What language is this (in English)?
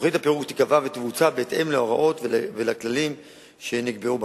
Hebrew